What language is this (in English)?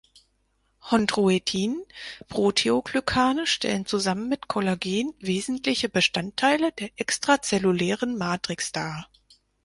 German